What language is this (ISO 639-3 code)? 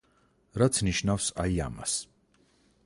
kat